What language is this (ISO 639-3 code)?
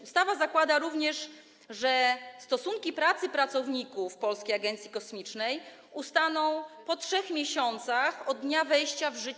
pol